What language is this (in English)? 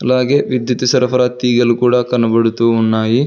Telugu